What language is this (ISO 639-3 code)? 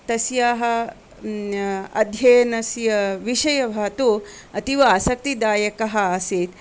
san